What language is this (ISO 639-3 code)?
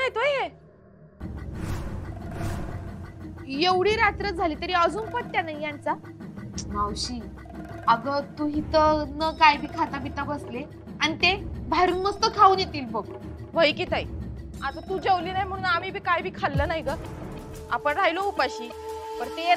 mar